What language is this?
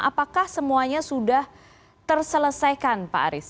Indonesian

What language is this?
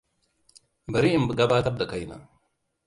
Hausa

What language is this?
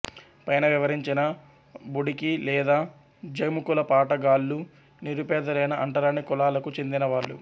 Telugu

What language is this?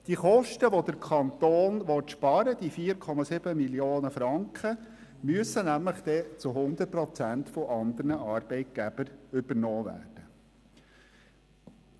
Swiss German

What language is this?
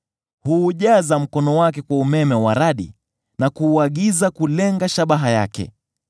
Swahili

